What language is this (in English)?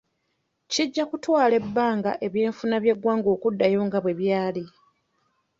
Ganda